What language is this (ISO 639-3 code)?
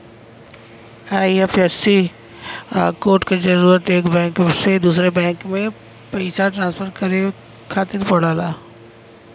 bho